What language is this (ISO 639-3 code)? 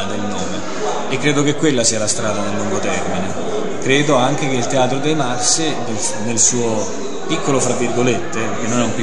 ita